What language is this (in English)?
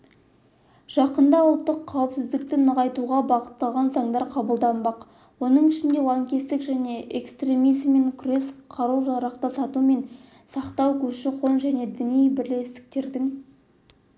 Kazakh